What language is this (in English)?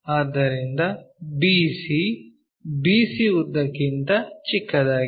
Kannada